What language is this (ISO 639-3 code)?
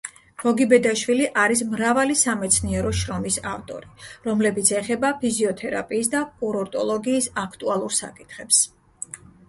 kat